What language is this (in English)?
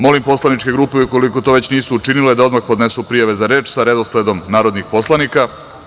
Serbian